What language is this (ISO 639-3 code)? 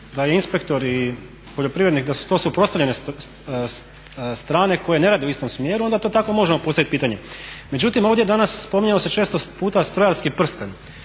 hrv